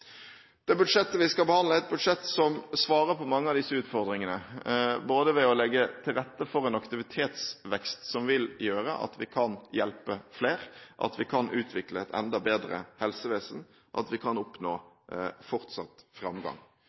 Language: Norwegian Bokmål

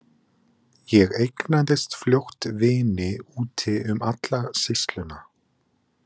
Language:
Icelandic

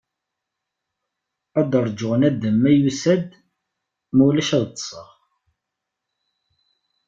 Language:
Kabyle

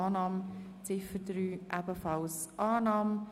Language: Swiss German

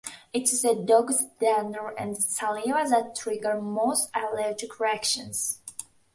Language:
English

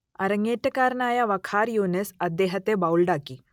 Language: Malayalam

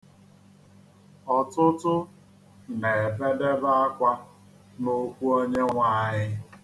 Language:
Igbo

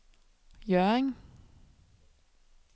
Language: Danish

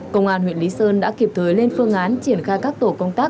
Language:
Vietnamese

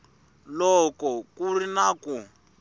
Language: Tsonga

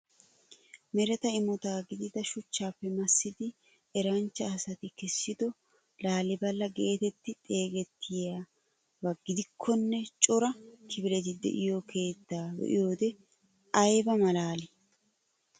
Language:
Wolaytta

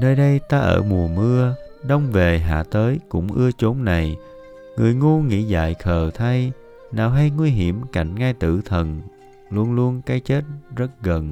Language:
Vietnamese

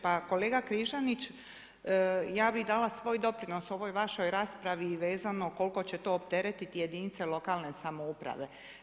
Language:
Croatian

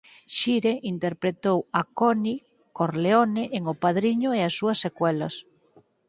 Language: Galician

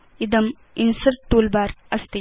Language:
Sanskrit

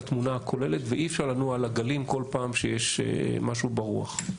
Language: Hebrew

